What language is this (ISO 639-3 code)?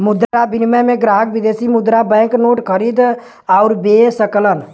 bho